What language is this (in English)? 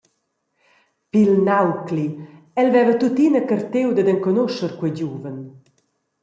Romansh